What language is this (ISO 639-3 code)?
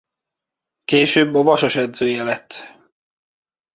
hun